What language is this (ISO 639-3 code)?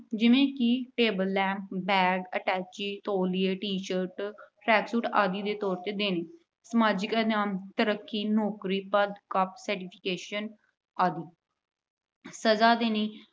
pan